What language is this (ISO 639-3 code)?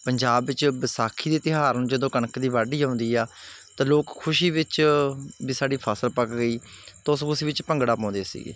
pan